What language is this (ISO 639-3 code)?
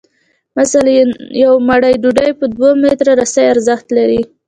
pus